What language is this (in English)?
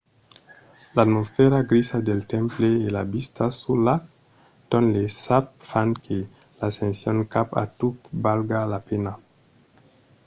Occitan